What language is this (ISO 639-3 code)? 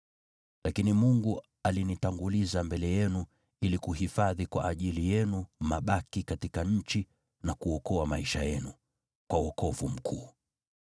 swa